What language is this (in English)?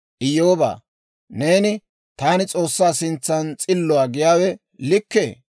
Dawro